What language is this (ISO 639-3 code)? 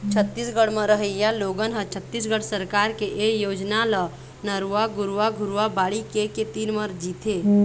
hne